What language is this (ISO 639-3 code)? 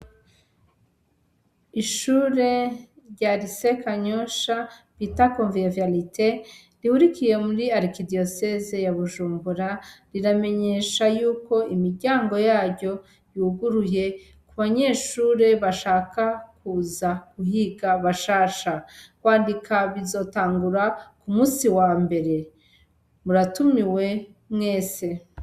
run